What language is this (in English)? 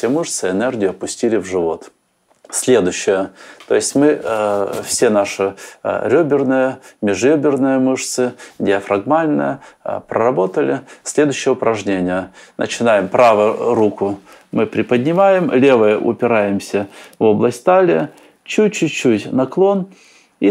Russian